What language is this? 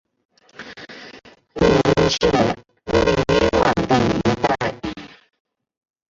Chinese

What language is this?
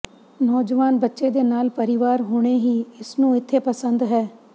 Punjabi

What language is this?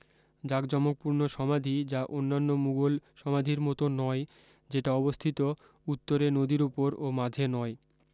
Bangla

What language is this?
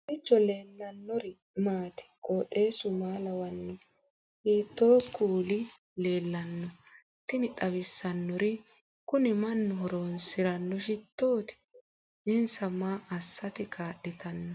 Sidamo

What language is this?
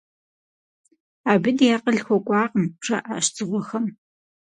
Kabardian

